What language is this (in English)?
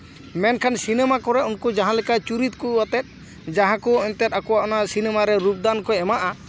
Santali